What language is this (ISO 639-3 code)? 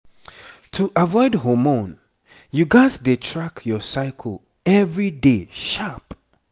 pcm